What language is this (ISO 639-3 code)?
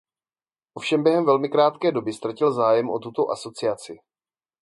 ces